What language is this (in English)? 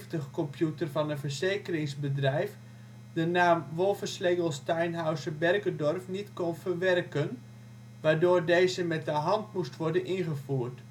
Dutch